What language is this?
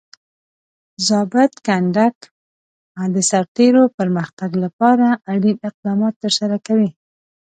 Pashto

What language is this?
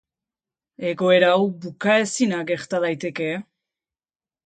Basque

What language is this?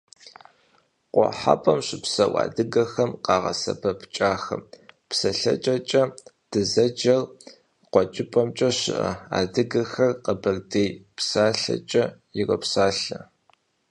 Kabardian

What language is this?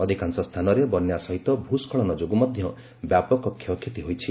Odia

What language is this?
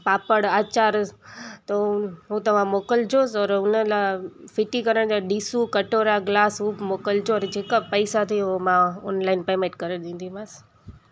Sindhi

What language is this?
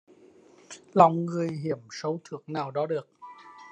Vietnamese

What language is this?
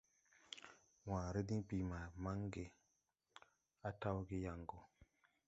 Tupuri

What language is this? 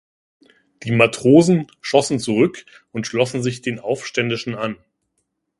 German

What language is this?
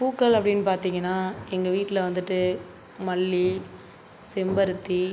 Tamil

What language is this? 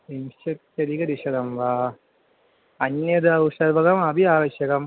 Sanskrit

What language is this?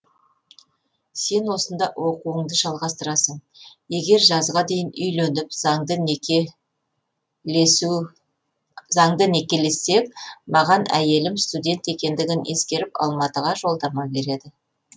Kazakh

